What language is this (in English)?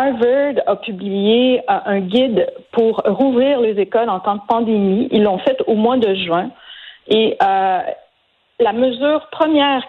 French